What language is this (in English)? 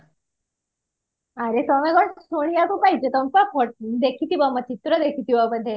Odia